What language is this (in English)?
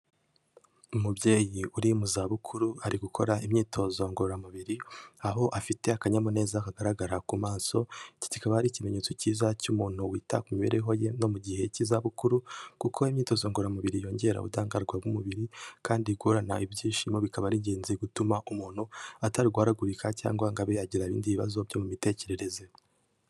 Kinyarwanda